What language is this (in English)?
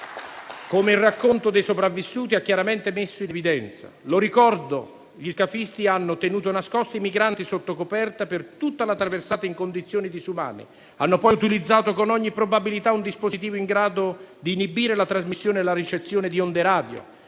Italian